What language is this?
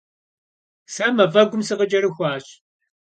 Kabardian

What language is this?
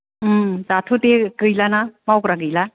Bodo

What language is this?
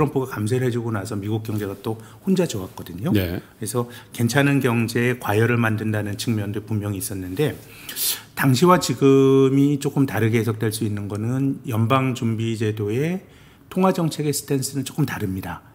Korean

